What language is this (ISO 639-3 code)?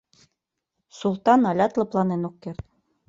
chm